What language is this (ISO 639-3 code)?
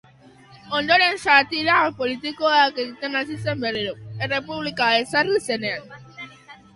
eus